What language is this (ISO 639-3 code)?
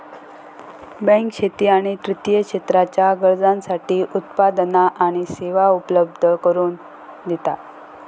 mar